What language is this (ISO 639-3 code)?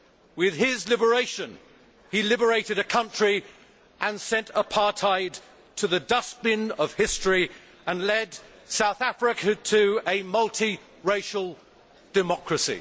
eng